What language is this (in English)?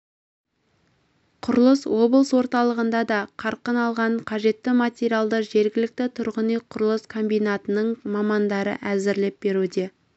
Kazakh